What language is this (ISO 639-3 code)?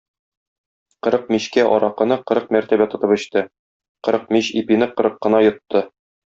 tat